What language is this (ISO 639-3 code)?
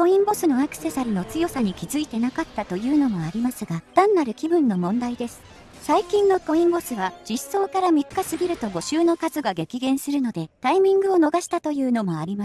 jpn